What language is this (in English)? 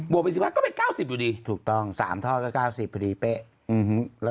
Thai